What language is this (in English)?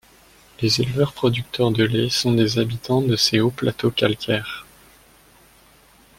French